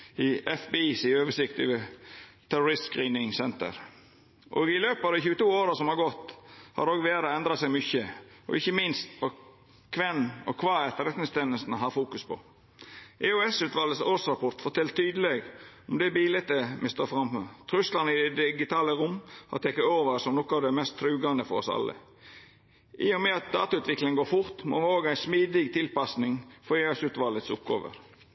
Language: Norwegian Nynorsk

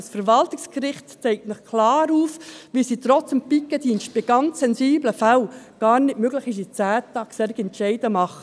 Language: Swiss German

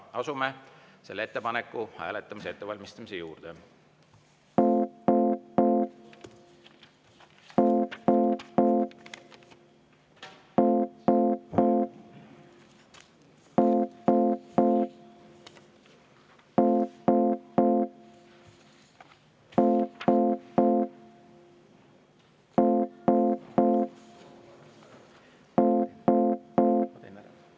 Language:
Estonian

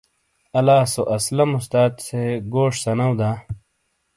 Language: Shina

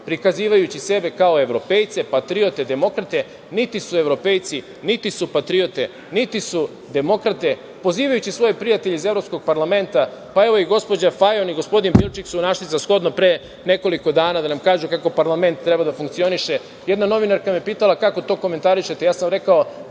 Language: Serbian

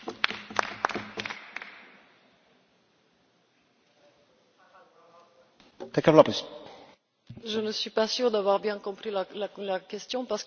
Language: French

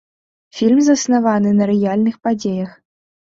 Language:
Belarusian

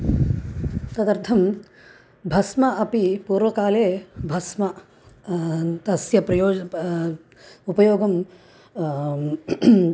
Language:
Sanskrit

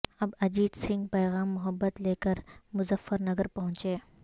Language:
Urdu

